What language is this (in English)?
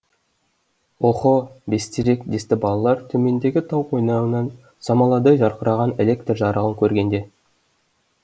Kazakh